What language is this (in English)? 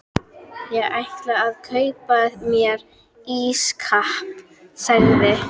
Icelandic